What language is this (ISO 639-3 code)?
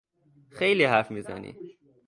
fas